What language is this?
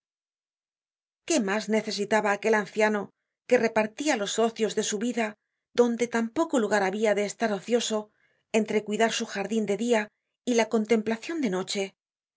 Spanish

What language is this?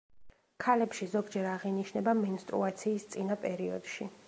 Georgian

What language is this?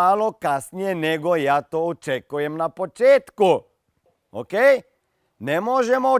Croatian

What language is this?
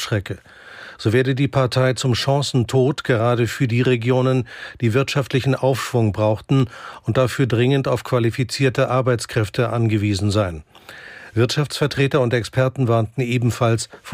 German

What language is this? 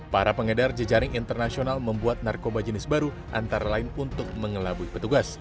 Indonesian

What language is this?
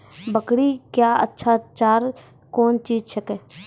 Maithili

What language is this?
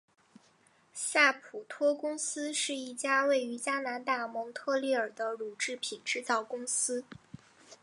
Chinese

